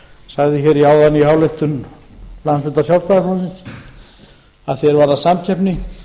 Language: Icelandic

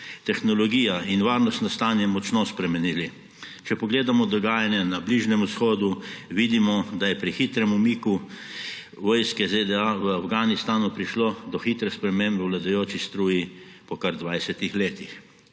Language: Slovenian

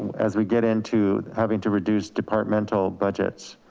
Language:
English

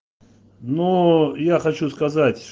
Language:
Russian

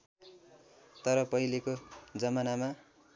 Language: Nepali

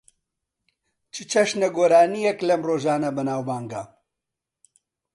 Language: Central Kurdish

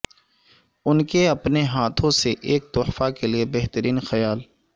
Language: Urdu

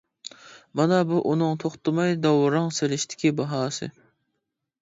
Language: Uyghur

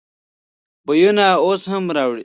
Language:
Pashto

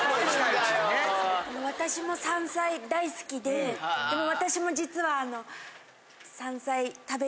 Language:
Japanese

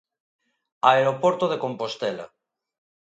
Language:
Galician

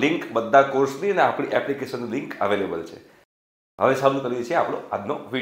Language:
Hindi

